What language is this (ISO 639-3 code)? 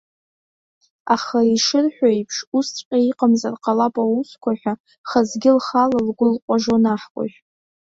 abk